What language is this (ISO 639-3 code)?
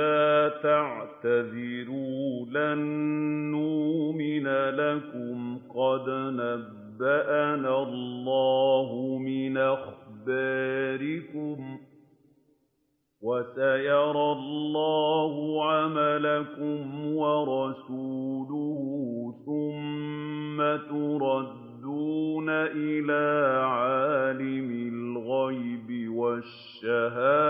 ara